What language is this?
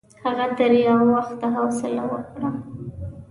Pashto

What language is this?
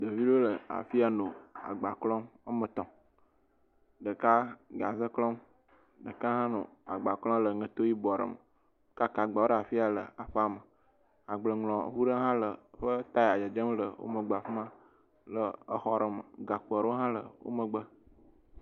Ewe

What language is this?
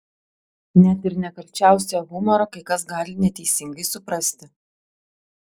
Lithuanian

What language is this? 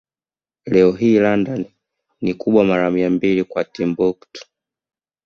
Swahili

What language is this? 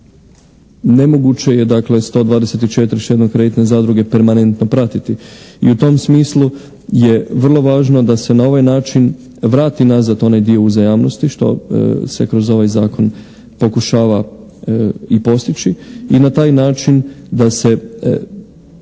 Croatian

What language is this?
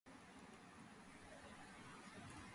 Georgian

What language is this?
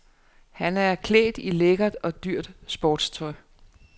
Danish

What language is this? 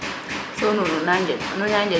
Serer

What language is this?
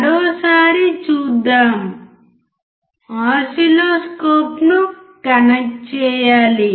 Telugu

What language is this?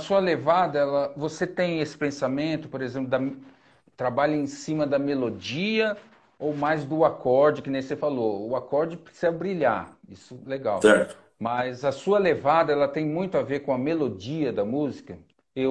Portuguese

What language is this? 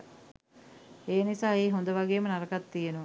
Sinhala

